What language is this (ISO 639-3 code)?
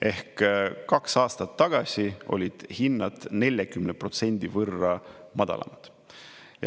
est